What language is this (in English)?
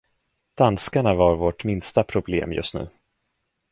Swedish